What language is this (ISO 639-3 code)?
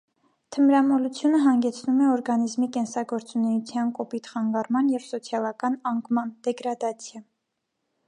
hye